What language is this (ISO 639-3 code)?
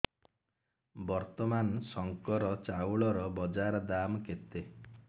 ori